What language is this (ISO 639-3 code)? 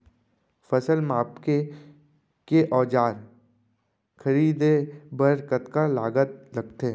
hne